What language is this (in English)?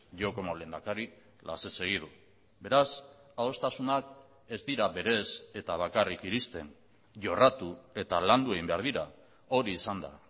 Basque